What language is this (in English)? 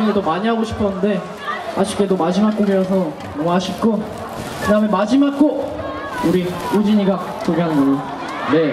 Korean